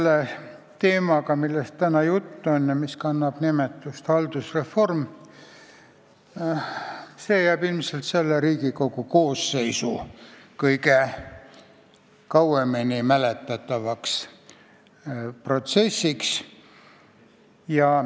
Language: Estonian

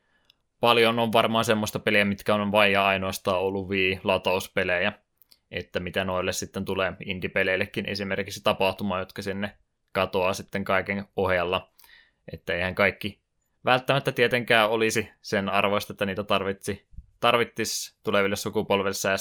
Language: Finnish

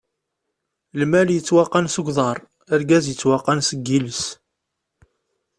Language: Kabyle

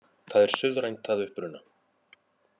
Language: Icelandic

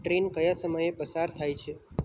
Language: Gujarati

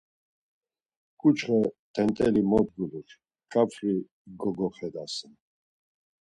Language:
Laz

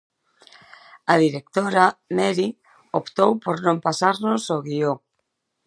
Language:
Galician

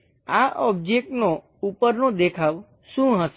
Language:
Gujarati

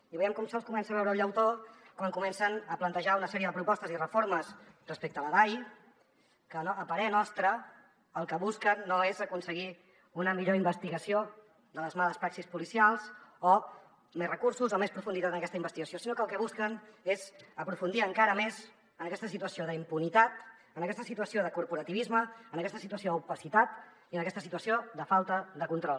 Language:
Catalan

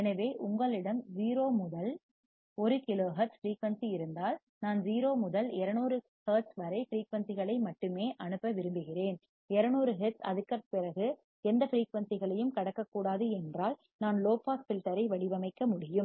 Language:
Tamil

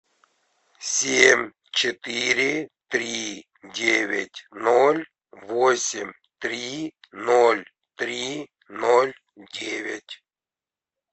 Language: Russian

